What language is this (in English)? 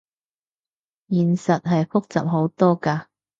Cantonese